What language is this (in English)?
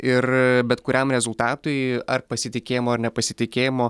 Lithuanian